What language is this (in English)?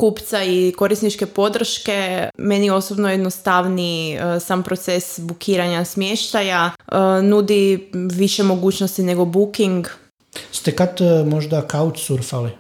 Croatian